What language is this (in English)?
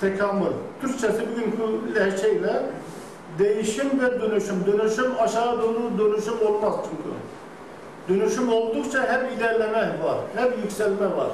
Turkish